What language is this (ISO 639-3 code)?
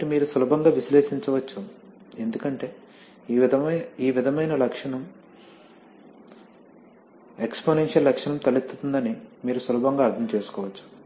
tel